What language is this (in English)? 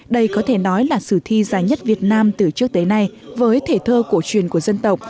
Vietnamese